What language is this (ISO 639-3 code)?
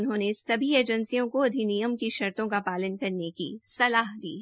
hin